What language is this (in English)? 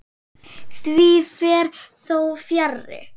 Icelandic